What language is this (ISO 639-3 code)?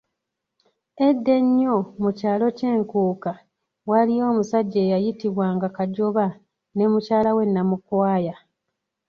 lug